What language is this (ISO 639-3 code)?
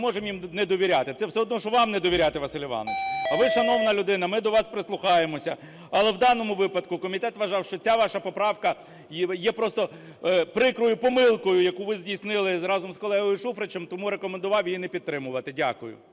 ukr